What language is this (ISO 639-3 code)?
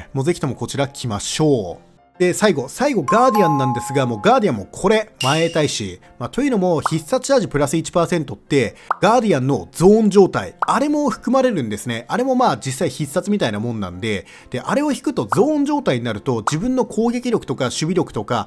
jpn